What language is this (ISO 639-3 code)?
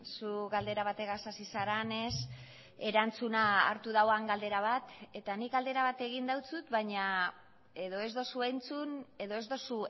eus